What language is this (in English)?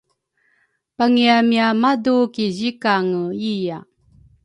Rukai